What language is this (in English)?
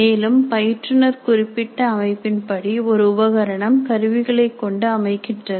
Tamil